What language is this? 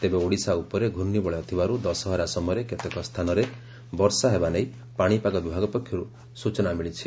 Odia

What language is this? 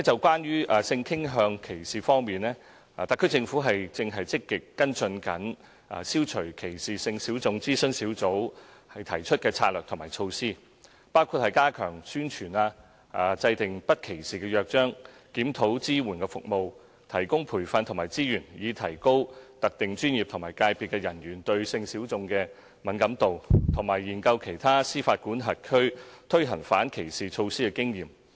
Cantonese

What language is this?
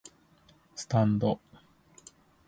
Japanese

